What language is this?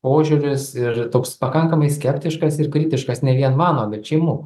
Lithuanian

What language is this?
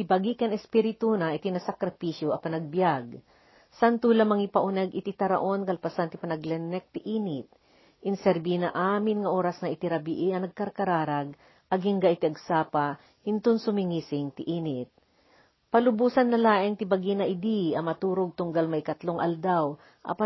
Filipino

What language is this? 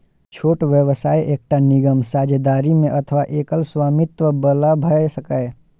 Maithili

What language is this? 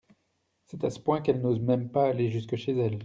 French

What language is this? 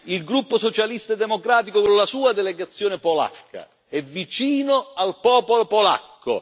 Italian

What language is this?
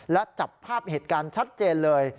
Thai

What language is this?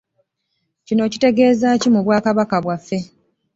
Ganda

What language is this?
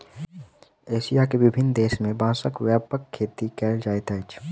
Maithili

